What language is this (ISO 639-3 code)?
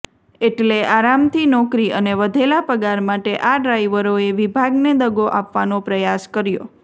guj